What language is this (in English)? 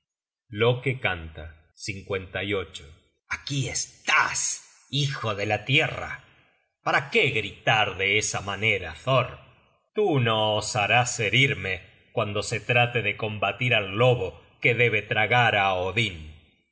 Spanish